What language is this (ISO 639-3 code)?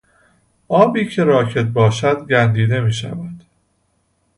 fas